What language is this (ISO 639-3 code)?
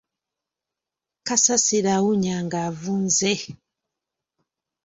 lug